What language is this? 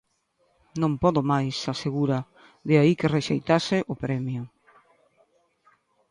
Galician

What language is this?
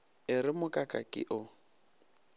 Northern Sotho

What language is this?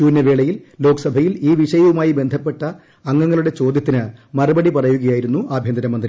Malayalam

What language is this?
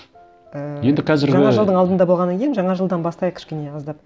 Kazakh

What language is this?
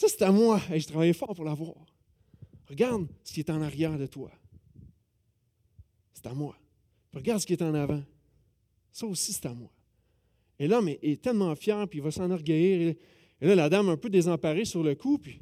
French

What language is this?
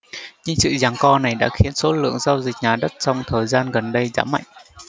Vietnamese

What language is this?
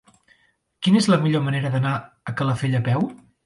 Catalan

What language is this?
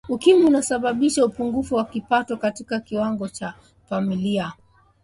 Swahili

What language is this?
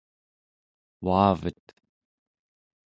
Central Yupik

